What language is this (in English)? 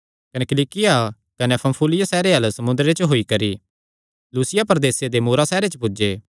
Kangri